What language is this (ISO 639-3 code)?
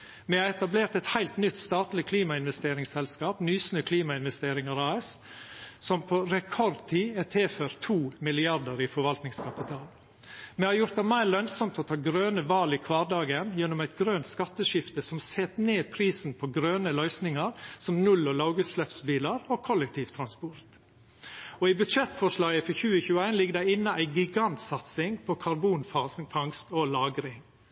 nno